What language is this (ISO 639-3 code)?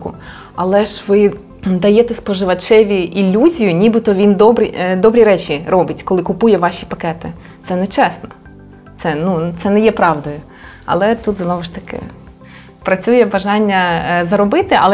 ukr